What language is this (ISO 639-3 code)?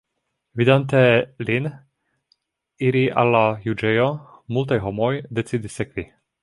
epo